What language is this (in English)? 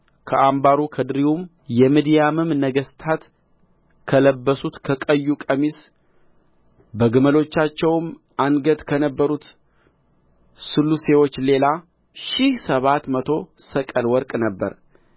Amharic